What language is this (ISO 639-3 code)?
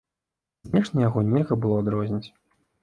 bel